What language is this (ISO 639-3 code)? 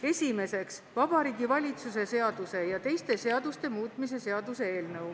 est